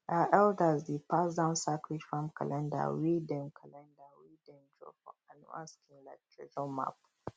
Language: Nigerian Pidgin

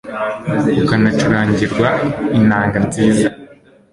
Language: Kinyarwanda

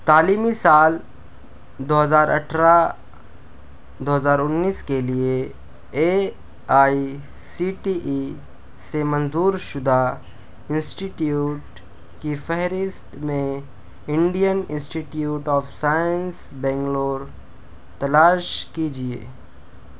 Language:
Urdu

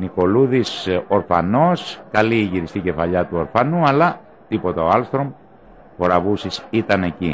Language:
Greek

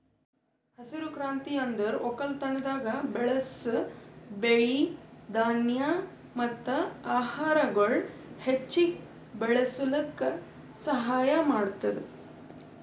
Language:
Kannada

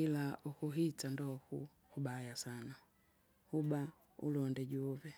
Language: Kinga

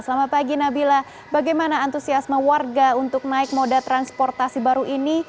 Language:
Indonesian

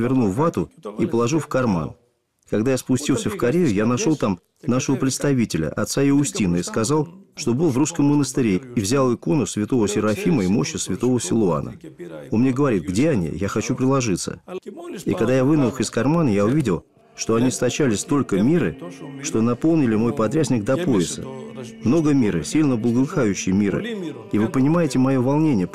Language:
Russian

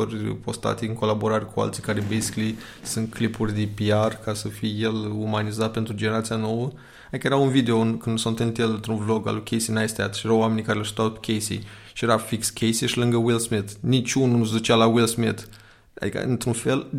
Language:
Romanian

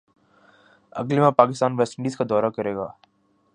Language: Urdu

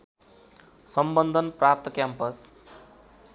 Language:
Nepali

